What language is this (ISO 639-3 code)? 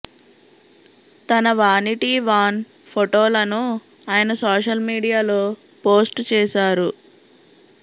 tel